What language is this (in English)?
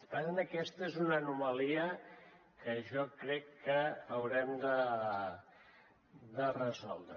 Catalan